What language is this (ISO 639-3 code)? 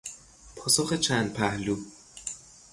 fas